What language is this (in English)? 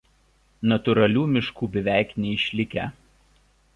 Lithuanian